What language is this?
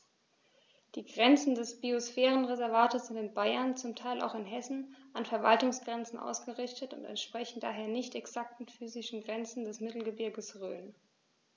German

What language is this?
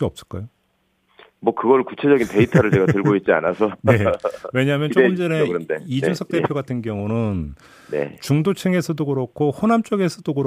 Korean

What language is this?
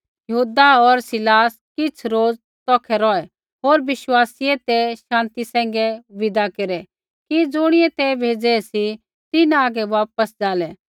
Kullu Pahari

